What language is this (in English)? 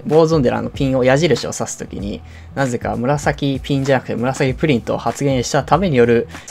Japanese